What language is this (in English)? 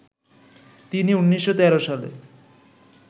Bangla